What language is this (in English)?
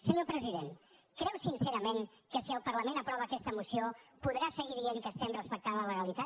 Catalan